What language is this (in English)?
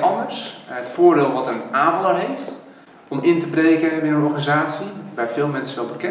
Dutch